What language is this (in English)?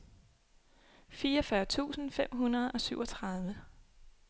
Danish